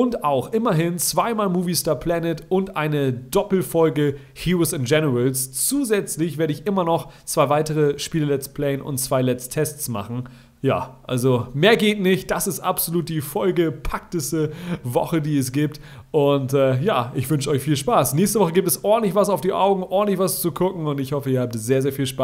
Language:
German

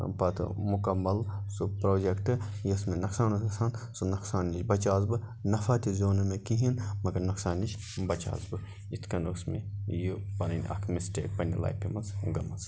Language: Kashmiri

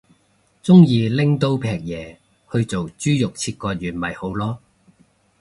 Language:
Cantonese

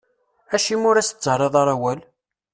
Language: Kabyle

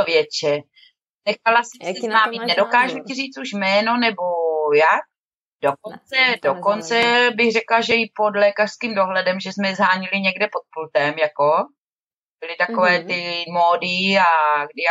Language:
Czech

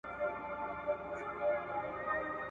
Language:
Pashto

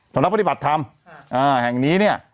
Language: Thai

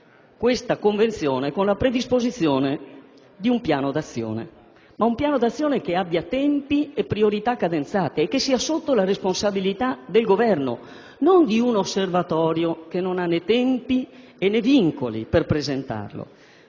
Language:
Italian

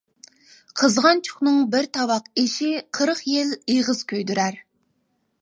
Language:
Uyghur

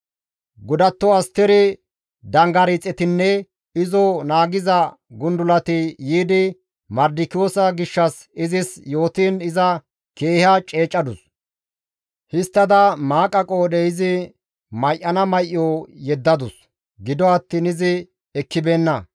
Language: Gamo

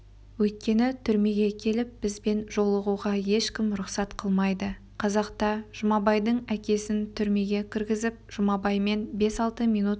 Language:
Kazakh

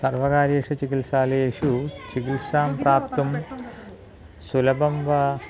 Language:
Sanskrit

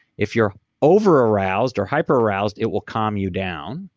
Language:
English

